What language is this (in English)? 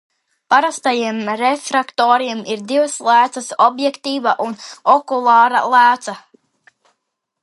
Latvian